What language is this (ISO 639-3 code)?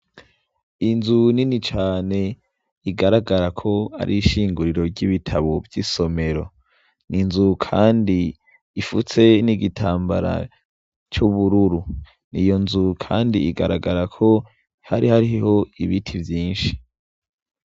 run